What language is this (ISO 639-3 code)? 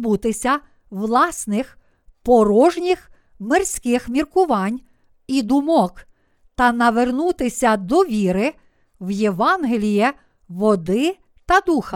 ukr